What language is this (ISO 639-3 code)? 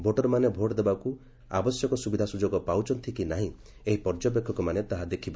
ori